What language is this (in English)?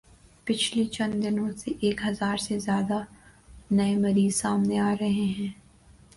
Urdu